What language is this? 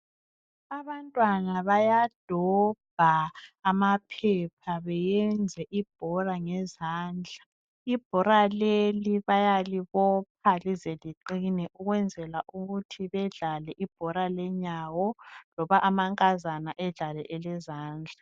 North Ndebele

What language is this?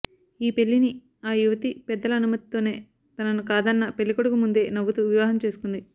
Telugu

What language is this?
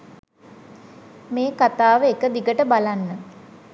Sinhala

